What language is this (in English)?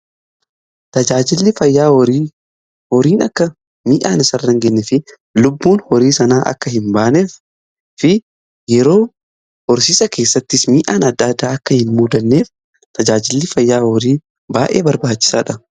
Oromo